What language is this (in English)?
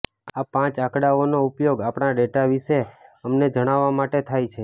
Gujarati